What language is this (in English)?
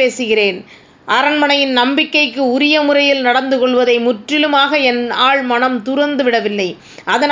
Tamil